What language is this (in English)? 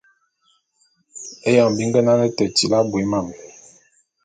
Bulu